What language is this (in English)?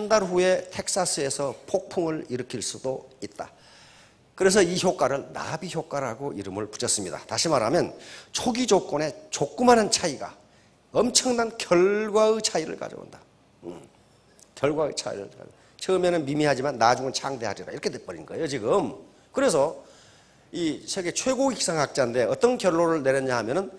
Korean